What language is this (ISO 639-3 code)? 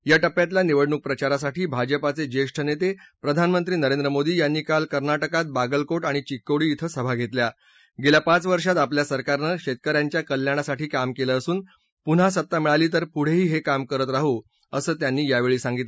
mar